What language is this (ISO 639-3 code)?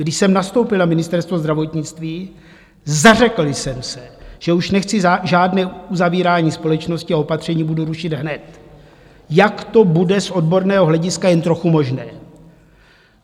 ces